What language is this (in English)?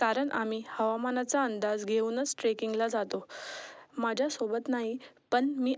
Marathi